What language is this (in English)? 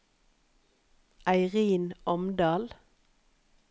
Norwegian